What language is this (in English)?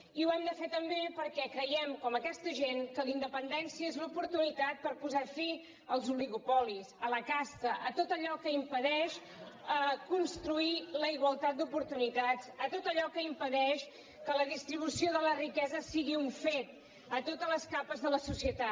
Catalan